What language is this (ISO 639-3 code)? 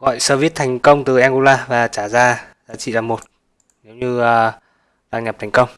vie